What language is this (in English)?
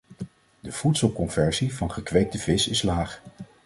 Dutch